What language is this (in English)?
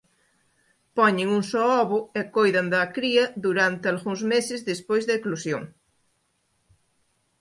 Galician